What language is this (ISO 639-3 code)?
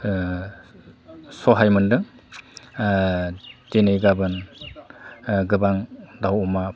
brx